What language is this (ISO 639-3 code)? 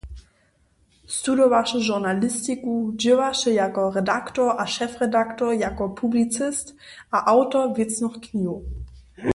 hsb